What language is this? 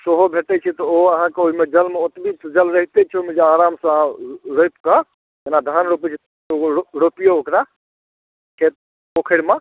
Maithili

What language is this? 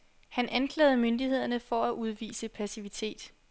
Danish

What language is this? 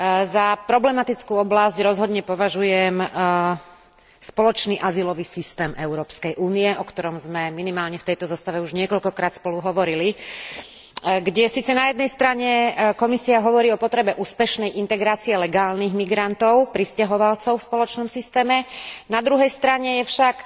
Slovak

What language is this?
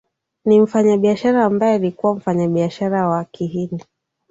Swahili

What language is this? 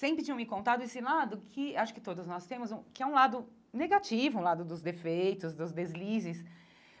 Portuguese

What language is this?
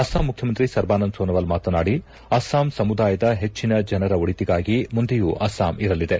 Kannada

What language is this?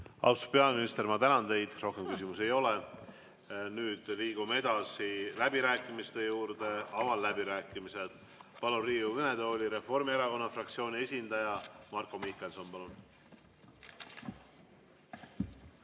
Estonian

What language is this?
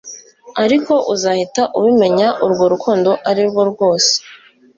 Kinyarwanda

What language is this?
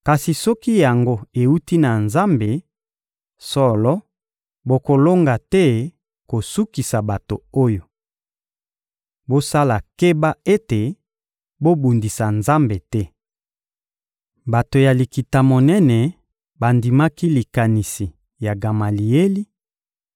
Lingala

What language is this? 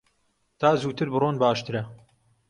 Central Kurdish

